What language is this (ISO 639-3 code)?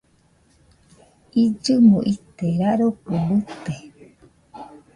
hux